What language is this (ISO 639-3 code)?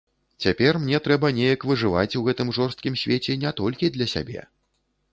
bel